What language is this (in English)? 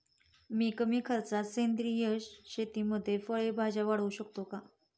Marathi